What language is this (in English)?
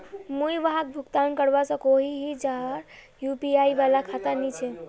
Magahi